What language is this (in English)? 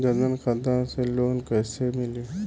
Bhojpuri